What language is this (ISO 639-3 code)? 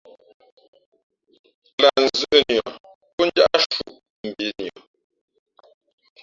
fmp